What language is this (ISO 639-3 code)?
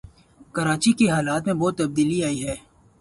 urd